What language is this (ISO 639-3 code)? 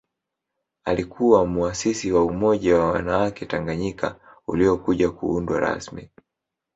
swa